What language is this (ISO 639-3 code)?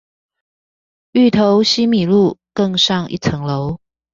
zho